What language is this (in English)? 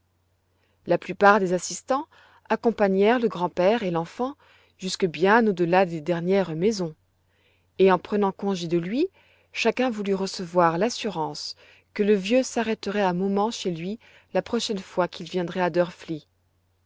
French